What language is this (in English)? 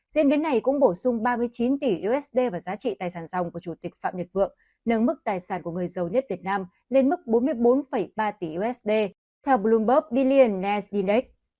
Vietnamese